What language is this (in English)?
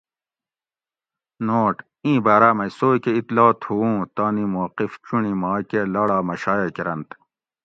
Gawri